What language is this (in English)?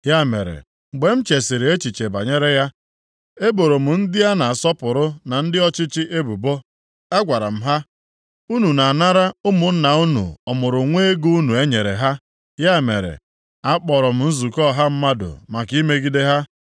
Igbo